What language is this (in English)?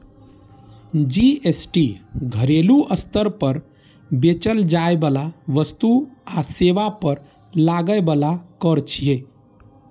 Maithili